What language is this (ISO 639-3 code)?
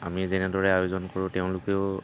asm